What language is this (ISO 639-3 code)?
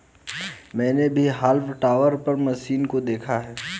hin